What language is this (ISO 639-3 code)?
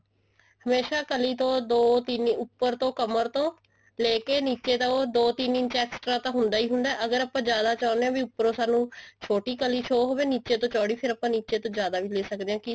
pan